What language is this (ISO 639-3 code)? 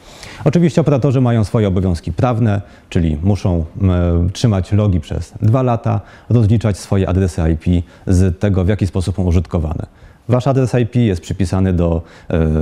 pol